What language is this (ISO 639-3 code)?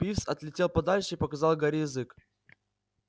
rus